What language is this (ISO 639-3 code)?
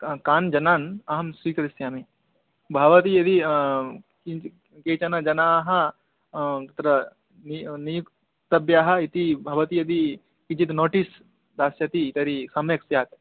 san